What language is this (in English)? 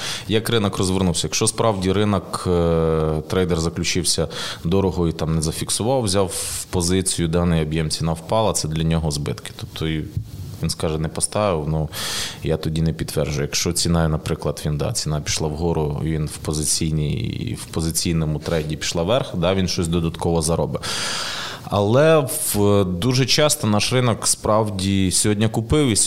Ukrainian